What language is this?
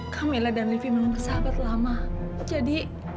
Indonesian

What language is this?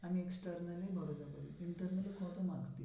Bangla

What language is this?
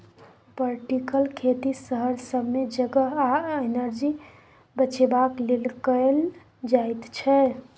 Maithili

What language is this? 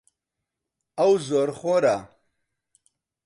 Central Kurdish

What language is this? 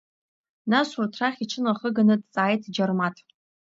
Abkhazian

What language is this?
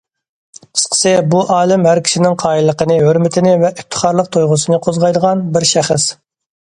Uyghur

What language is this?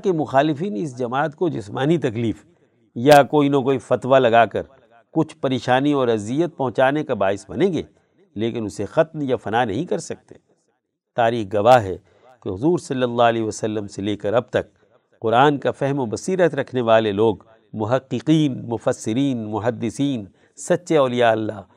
Urdu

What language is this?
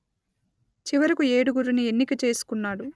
Telugu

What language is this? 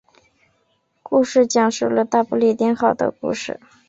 Chinese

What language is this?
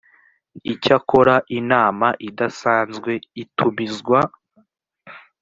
Kinyarwanda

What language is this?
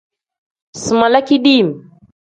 Tem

